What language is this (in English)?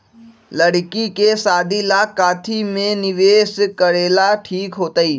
Magahi